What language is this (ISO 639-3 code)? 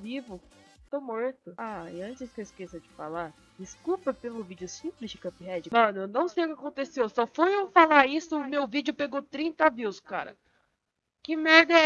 por